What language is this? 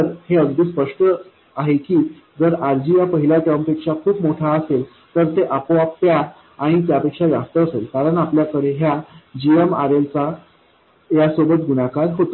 Marathi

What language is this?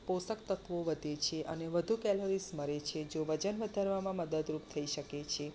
Gujarati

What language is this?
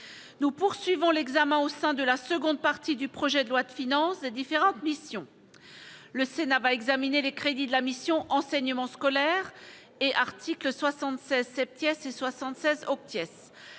French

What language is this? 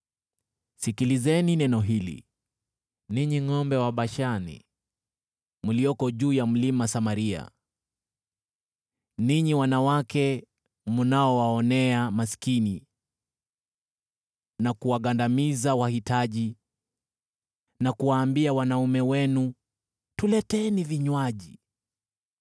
Swahili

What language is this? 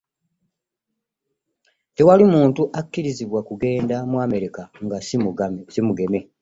Ganda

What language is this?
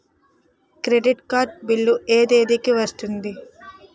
Telugu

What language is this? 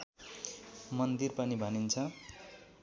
Nepali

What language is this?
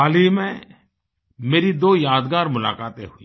Hindi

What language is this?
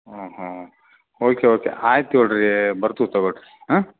Kannada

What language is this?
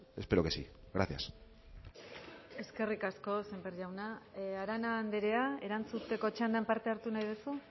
Basque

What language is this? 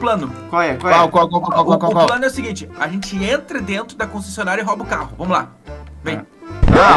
Portuguese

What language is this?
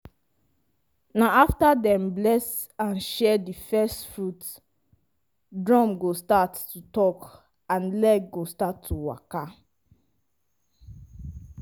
Nigerian Pidgin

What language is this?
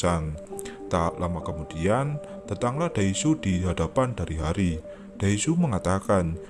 Indonesian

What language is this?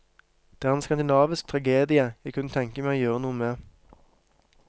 Norwegian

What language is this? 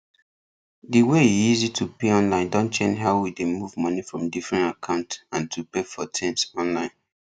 Nigerian Pidgin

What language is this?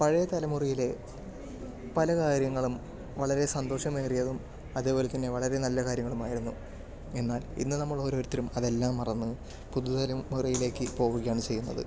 Malayalam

